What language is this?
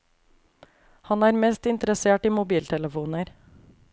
Norwegian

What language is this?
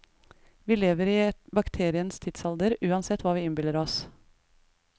Norwegian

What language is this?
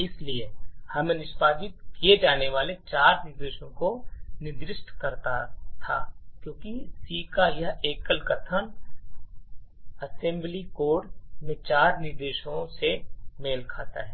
Hindi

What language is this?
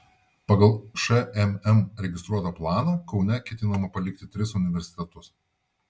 Lithuanian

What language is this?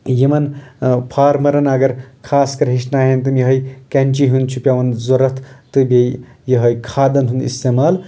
Kashmiri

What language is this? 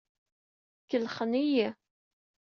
Kabyle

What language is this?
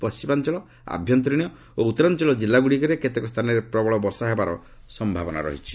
Odia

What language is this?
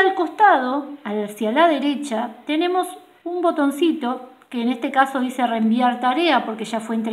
Spanish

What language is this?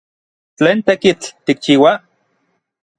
Orizaba Nahuatl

